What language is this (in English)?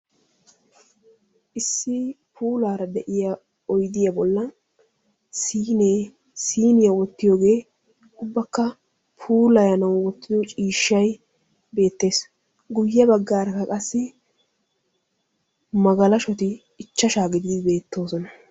Wolaytta